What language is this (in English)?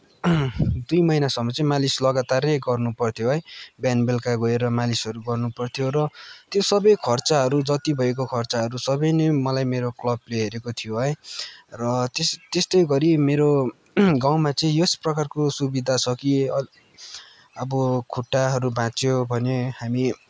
Nepali